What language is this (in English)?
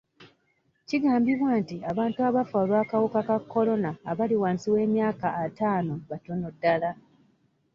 Ganda